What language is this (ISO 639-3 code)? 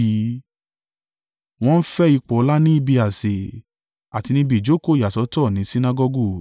yor